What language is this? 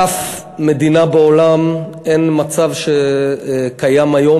Hebrew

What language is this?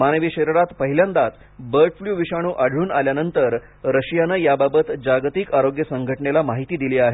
Marathi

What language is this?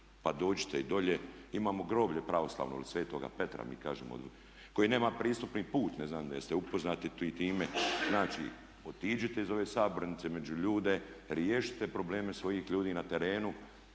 Croatian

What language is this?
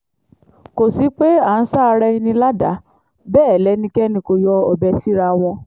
Yoruba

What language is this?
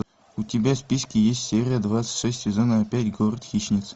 Russian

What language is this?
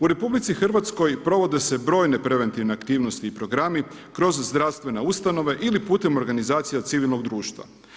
Croatian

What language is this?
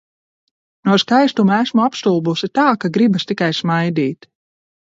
Latvian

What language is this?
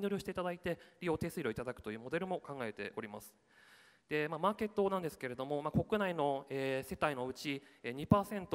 Japanese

